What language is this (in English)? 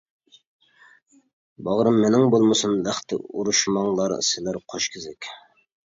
Uyghur